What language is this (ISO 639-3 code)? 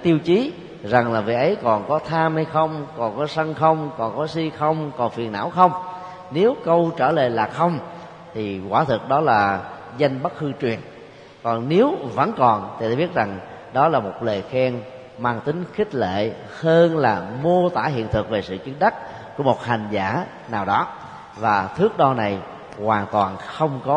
vie